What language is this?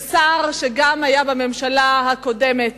Hebrew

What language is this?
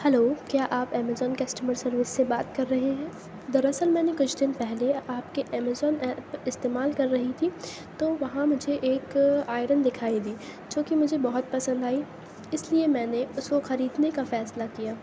Urdu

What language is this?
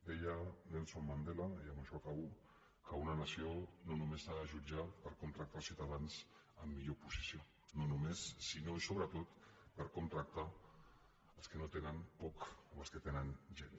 Catalan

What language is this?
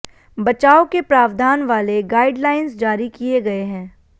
Hindi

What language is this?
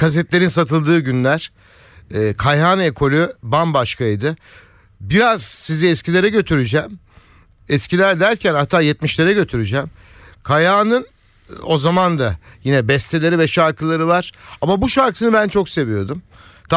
Turkish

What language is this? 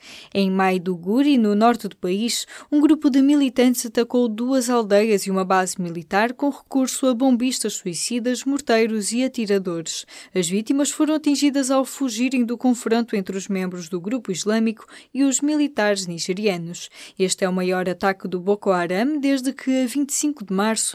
Portuguese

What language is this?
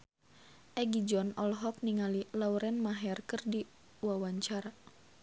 Sundanese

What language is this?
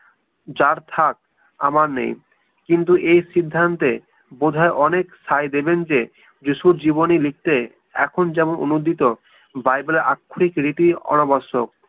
Bangla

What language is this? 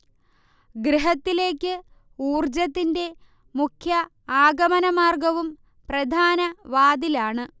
Malayalam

